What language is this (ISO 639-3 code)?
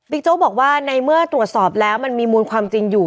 tha